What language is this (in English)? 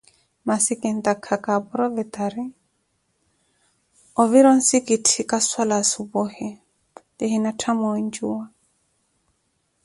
Koti